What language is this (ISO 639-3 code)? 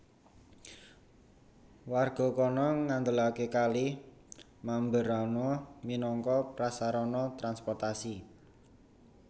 jav